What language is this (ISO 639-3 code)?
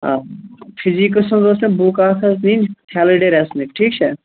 kas